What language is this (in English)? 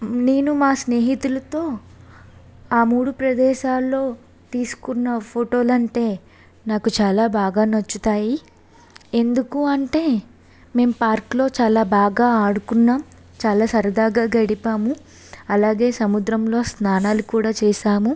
Telugu